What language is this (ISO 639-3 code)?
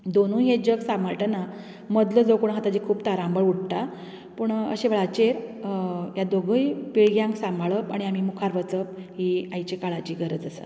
kok